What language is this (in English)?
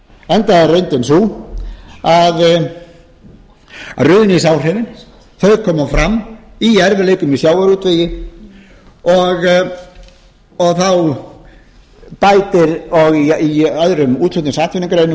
Icelandic